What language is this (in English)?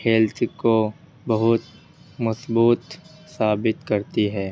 Urdu